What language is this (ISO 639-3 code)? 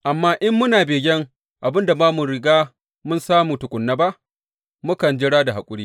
hau